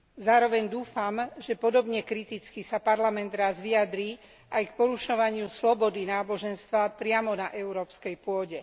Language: Slovak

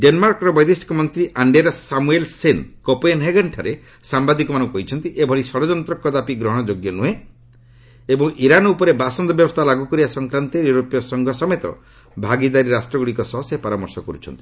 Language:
Odia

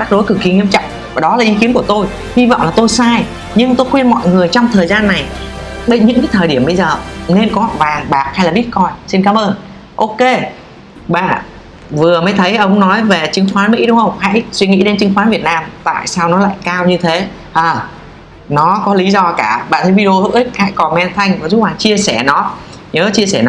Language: Vietnamese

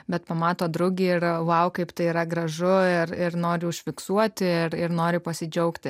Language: Lithuanian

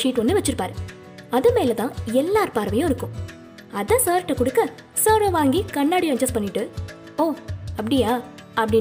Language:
Tamil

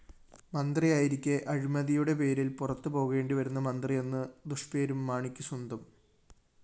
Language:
Malayalam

